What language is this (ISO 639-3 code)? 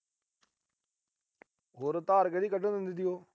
pan